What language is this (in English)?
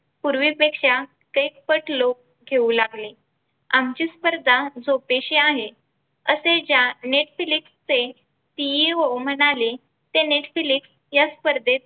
Marathi